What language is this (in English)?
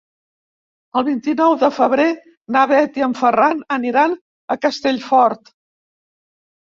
Catalan